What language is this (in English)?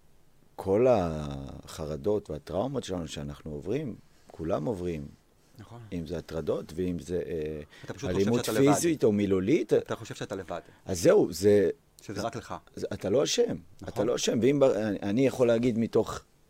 Hebrew